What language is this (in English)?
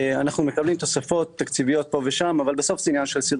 Hebrew